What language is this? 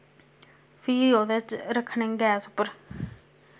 Dogri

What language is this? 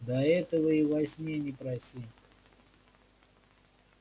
Russian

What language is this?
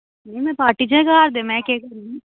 Dogri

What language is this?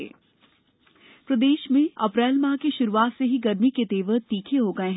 Hindi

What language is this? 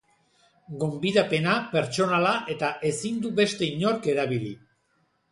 Basque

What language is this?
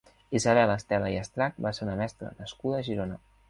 Catalan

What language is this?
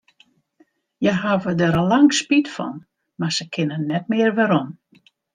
Western Frisian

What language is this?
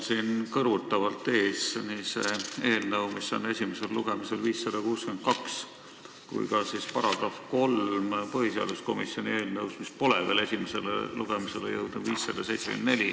Estonian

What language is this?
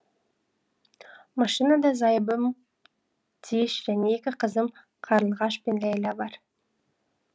Kazakh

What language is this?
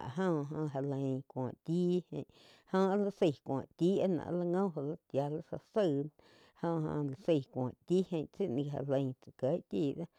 Quiotepec Chinantec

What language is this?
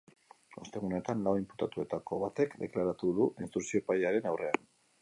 Basque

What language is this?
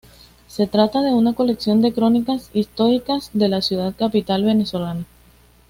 Spanish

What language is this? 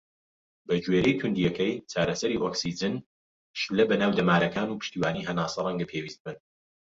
Central Kurdish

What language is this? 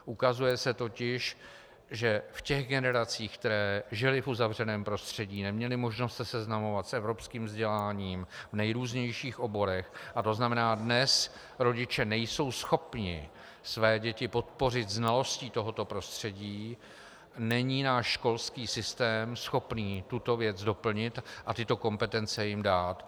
Czech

